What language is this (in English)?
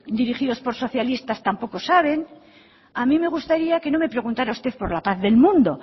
Spanish